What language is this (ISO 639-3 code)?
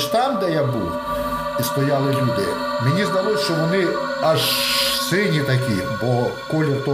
ukr